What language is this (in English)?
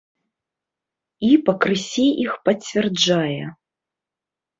Belarusian